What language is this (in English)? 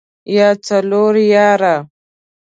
Pashto